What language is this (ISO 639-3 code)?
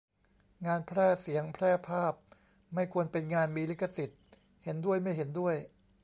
tha